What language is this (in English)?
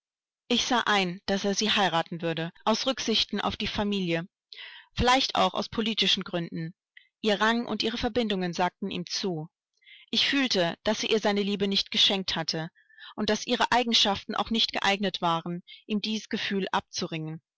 German